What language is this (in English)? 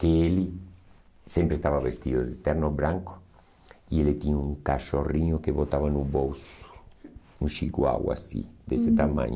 Portuguese